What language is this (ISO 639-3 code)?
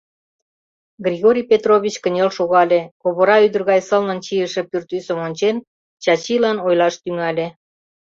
chm